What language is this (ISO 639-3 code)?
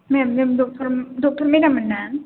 brx